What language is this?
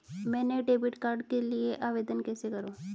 Hindi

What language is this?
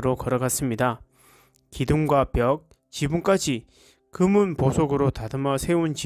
Korean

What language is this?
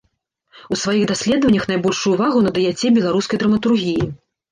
Belarusian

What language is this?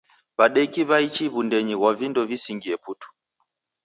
Taita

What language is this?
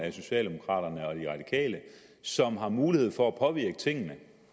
Danish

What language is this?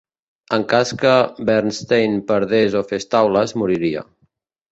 Catalan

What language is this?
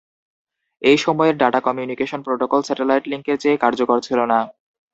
Bangla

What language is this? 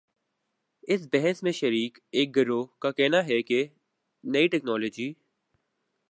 Urdu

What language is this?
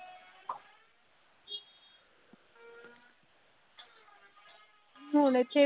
Punjabi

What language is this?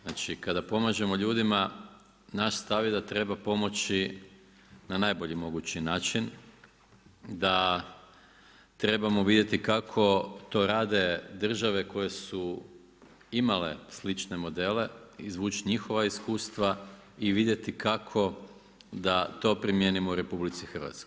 Croatian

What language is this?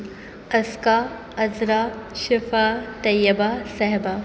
Urdu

